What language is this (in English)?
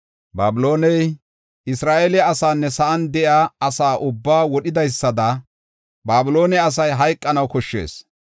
Gofa